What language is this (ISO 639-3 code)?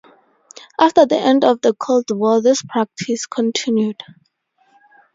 eng